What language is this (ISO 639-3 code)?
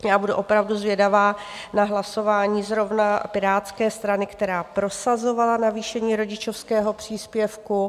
ces